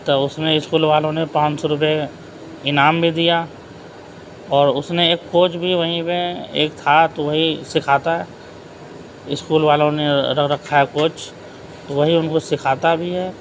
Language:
Urdu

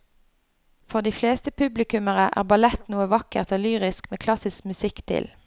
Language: Norwegian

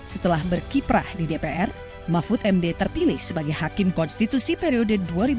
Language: Indonesian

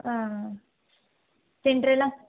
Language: Kannada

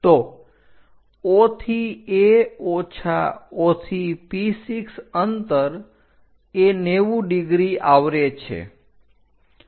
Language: Gujarati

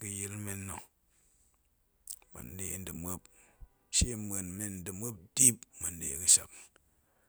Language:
Goemai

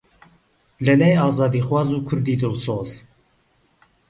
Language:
Central Kurdish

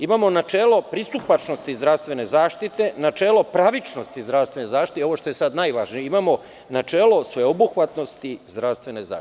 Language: Serbian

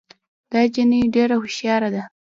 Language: Pashto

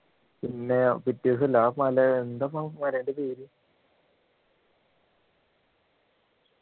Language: Malayalam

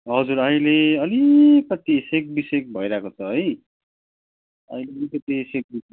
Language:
Nepali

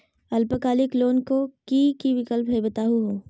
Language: Magahi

